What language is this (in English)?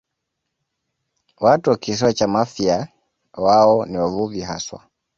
Swahili